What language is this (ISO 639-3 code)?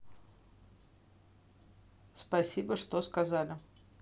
rus